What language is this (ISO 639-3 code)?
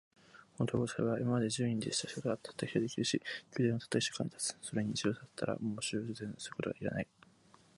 jpn